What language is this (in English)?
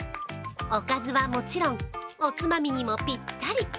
Japanese